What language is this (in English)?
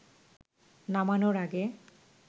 Bangla